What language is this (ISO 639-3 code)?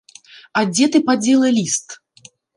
bel